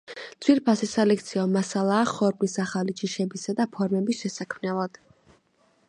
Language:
Georgian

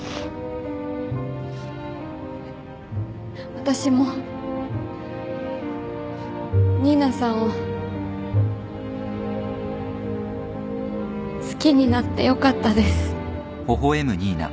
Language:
Japanese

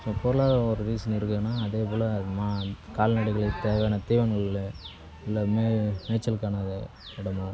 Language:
Tamil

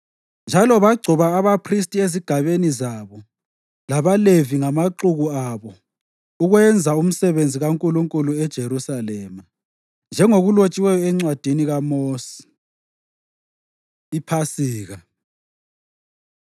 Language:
North Ndebele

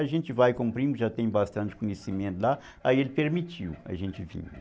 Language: Portuguese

